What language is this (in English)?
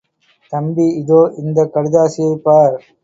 Tamil